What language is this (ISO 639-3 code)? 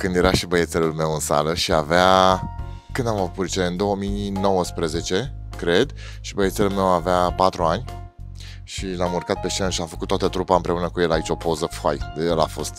ron